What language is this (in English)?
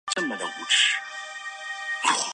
Chinese